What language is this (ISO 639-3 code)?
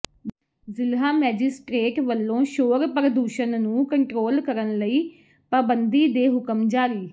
pan